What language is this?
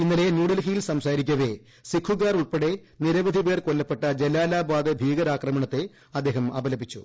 Malayalam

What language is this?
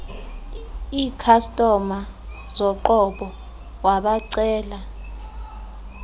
Xhosa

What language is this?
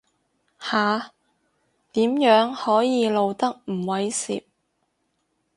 Cantonese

